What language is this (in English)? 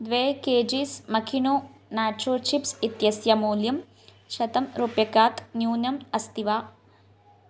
Sanskrit